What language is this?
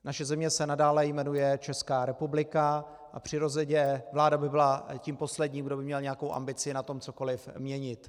Czech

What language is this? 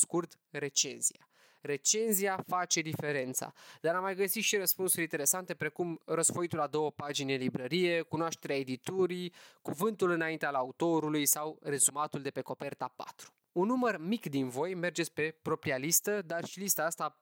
Romanian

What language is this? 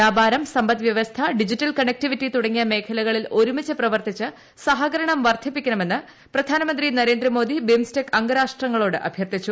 Malayalam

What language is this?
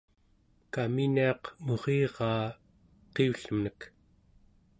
Central Yupik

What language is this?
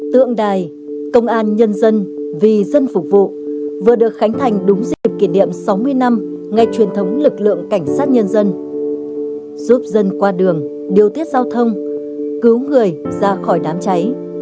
Vietnamese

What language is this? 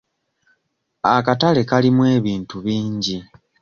Ganda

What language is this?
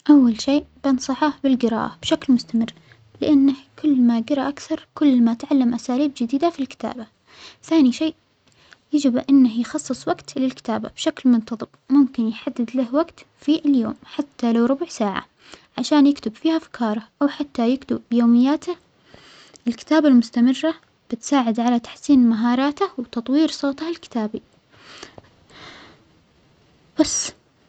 Omani Arabic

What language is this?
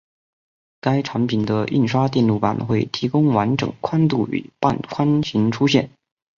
Chinese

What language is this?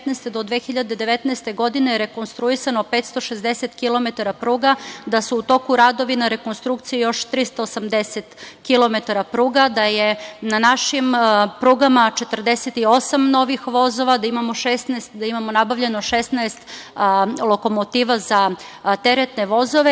Serbian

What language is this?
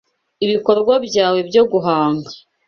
Kinyarwanda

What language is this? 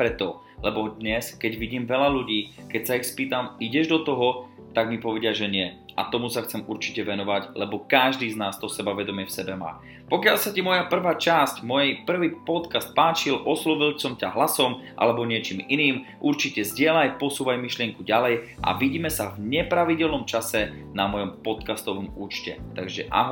Slovak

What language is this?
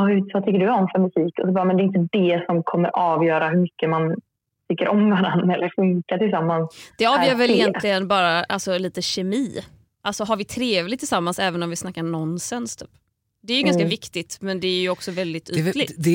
Swedish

